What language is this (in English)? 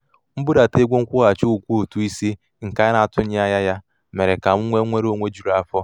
Igbo